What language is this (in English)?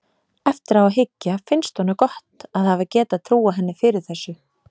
Icelandic